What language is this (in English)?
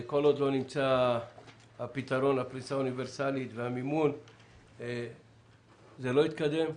Hebrew